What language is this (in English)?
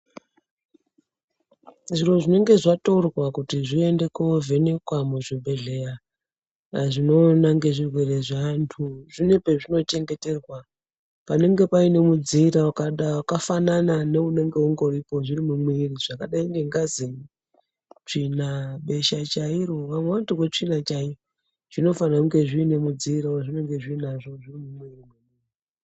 Ndau